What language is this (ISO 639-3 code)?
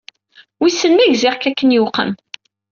kab